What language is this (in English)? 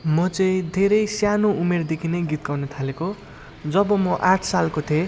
Nepali